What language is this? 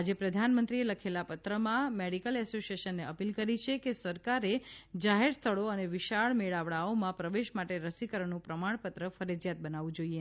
Gujarati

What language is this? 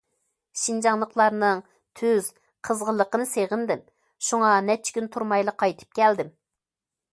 Uyghur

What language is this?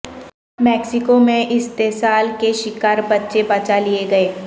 Urdu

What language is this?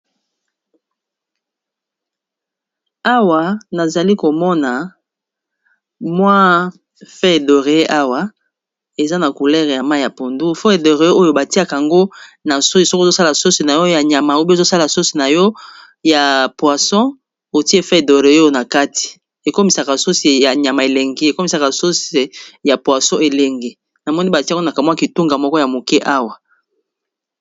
Lingala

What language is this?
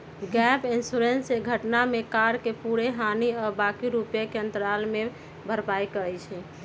Magahi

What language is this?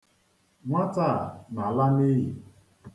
Igbo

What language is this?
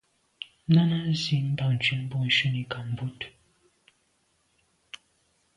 Medumba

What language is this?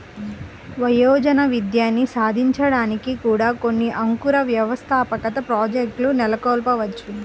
Telugu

